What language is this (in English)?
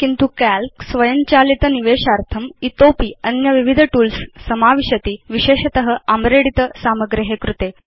Sanskrit